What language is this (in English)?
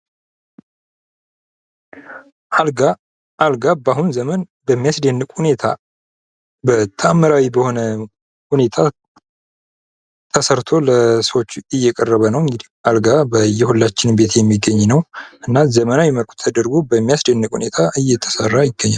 Amharic